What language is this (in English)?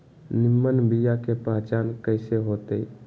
Magahi